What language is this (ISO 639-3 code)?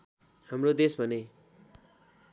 nep